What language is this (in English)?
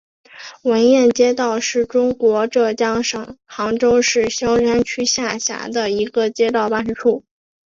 Chinese